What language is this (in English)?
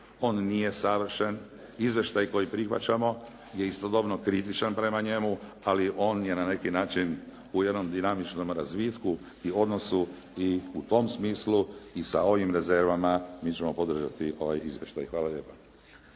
Croatian